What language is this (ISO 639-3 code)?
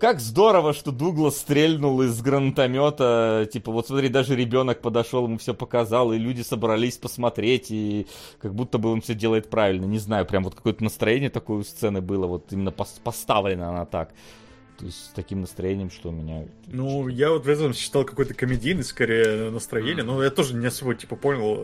rus